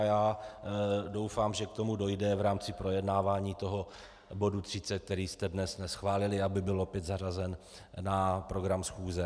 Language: Czech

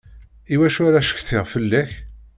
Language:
Kabyle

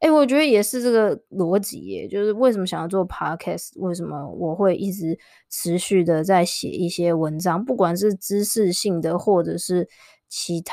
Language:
Chinese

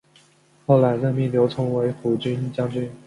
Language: Chinese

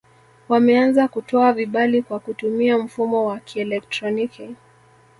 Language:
Swahili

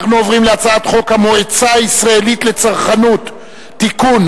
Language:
Hebrew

